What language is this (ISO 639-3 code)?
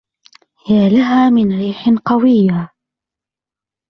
ara